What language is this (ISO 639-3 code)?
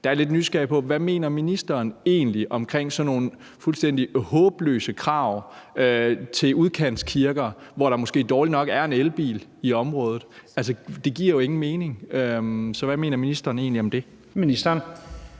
dan